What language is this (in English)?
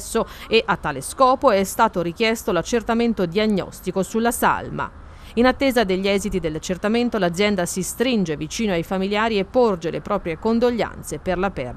Italian